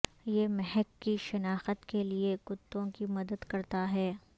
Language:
Urdu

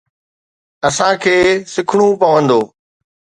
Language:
Sindhi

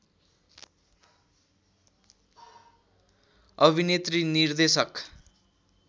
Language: Nepali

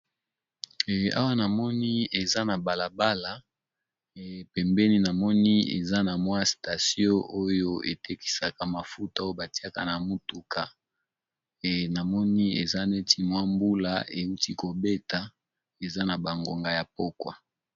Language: Lingala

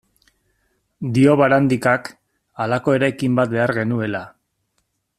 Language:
Basque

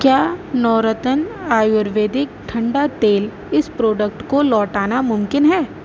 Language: Urdu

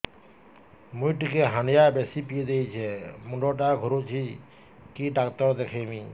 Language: Odia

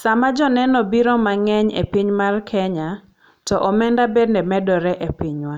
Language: Luo (Kenya and Tanzania)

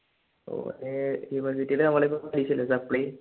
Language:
Malayalam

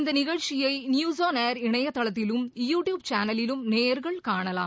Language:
Tamil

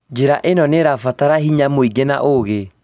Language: Kikuyu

